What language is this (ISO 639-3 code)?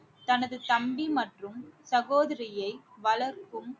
tam